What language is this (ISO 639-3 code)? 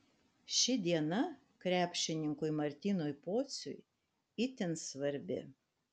lit